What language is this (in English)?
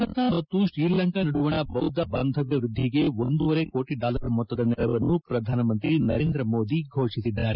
Kannada